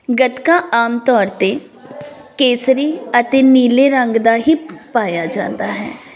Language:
Punjabi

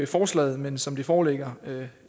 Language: Danish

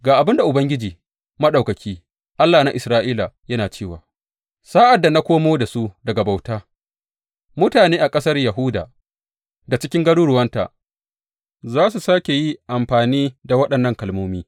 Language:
Hausa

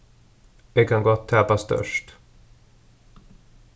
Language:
Faroese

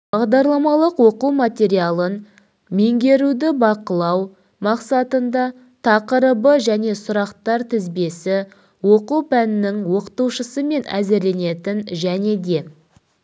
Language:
Kazakh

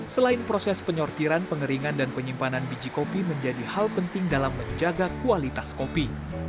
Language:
Indonesian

